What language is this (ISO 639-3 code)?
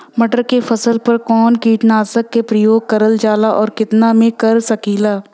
bho